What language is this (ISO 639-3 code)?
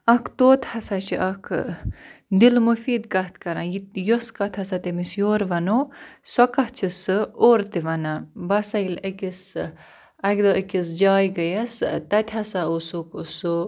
kas